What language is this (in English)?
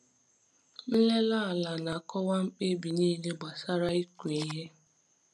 Igbo